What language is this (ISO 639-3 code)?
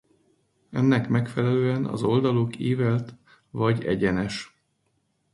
hun